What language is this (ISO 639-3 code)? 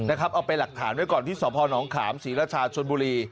tha